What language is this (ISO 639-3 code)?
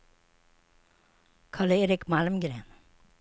swe